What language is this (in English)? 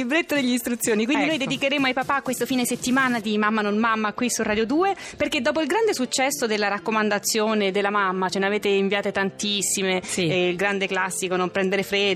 Italian